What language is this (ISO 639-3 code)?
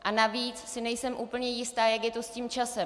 ces